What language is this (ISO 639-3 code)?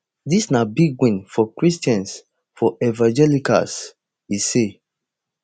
pcm